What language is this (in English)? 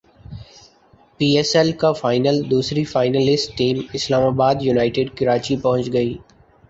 Urdu